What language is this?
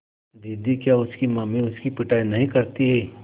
Hindi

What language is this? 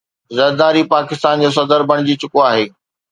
Sindhi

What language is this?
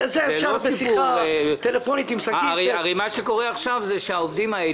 Hebrew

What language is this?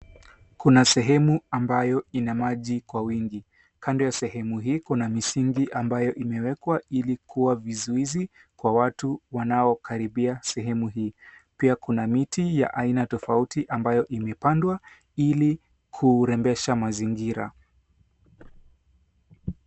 Swahili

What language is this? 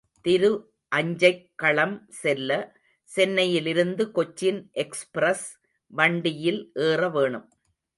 Tamil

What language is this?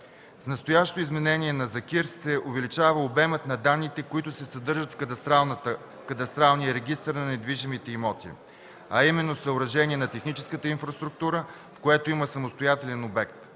Bulgarian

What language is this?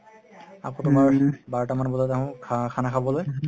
Assamese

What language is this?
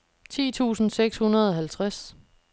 Danish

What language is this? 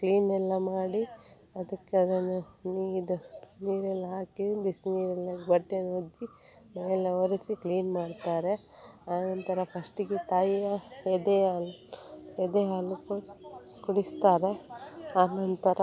Kannada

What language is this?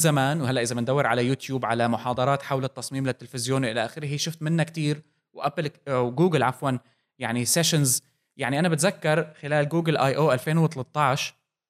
Arabic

